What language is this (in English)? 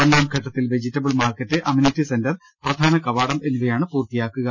Malayalam